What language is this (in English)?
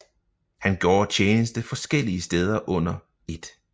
Danish